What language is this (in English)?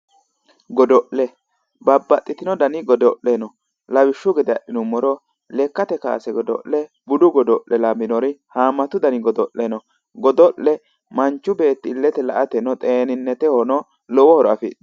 Sidamo